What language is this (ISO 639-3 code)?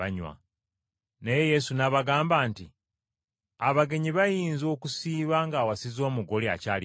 lug